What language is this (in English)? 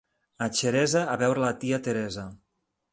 Catalan